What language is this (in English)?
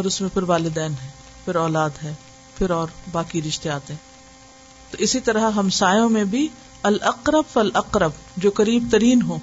Urdu